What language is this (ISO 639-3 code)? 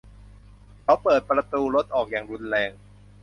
tha